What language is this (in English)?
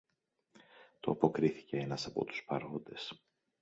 Greek